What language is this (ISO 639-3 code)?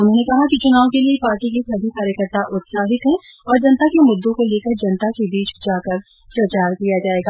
hin